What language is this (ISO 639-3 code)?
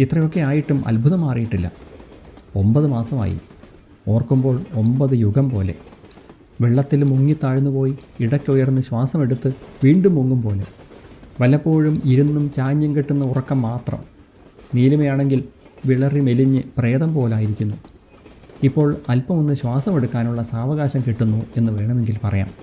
mal